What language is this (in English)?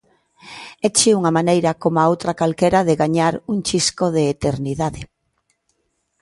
Galician